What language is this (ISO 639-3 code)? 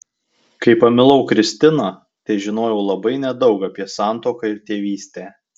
lit